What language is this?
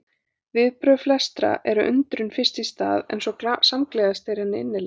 Icelandic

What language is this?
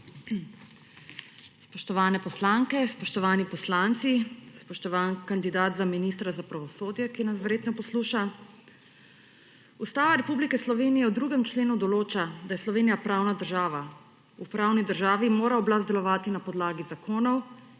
Slovenian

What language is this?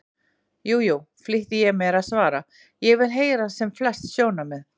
Icelandic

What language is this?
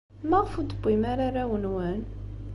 Kabyle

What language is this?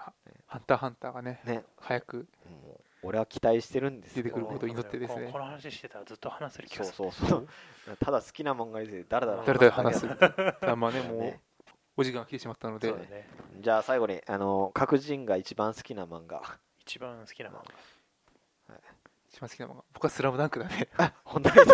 Japanese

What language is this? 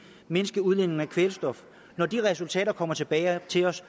Danish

